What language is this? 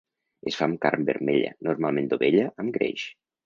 Catalan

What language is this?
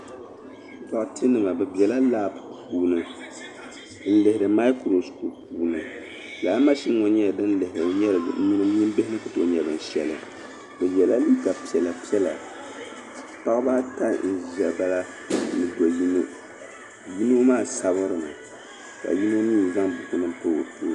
Dagbani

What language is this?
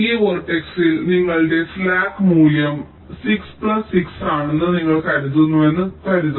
Malayalam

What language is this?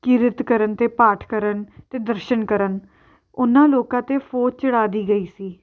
Punjabi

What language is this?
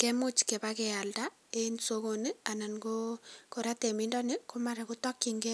Kalenjin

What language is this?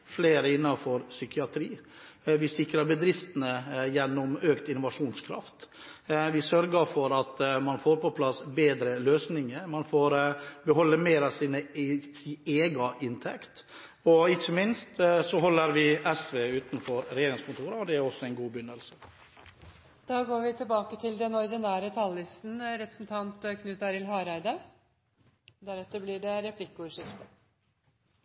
Norwegian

